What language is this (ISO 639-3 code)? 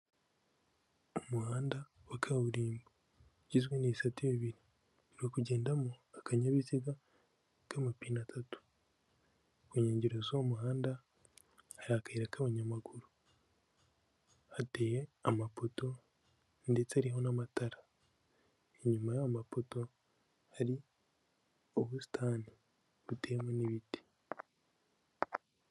kin